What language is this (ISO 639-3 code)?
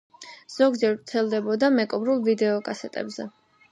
kat